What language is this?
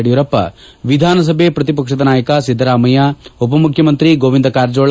Kannada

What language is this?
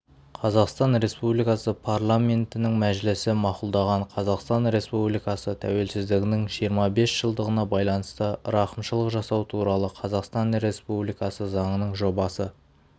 Kazakh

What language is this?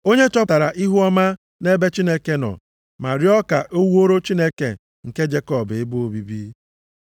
Igbo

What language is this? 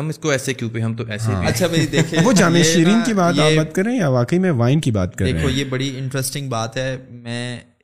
Urdu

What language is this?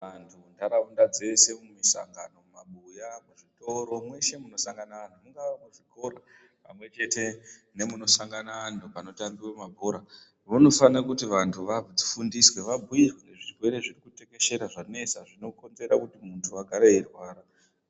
Ndau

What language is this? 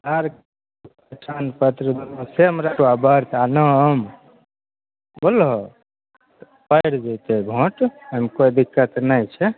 Maithili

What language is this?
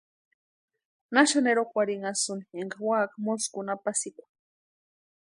Western Highland Purepecha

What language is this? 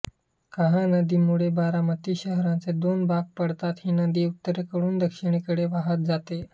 Marathi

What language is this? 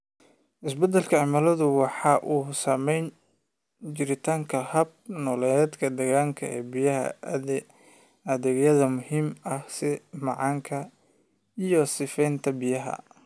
Somali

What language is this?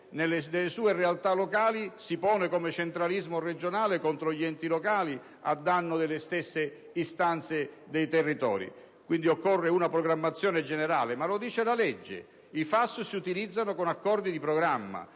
Italian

